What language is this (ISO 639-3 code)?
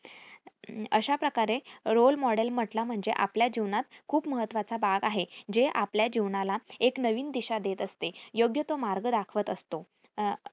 mar